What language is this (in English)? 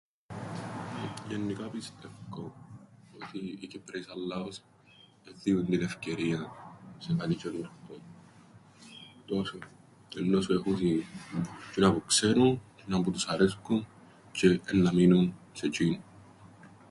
Greek